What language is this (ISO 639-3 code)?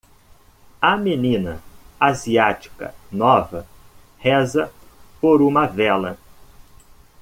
por